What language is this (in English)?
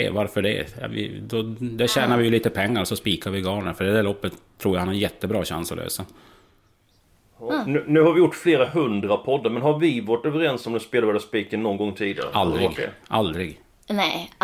Swedish